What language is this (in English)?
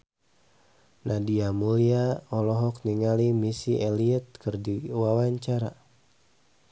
Sundanese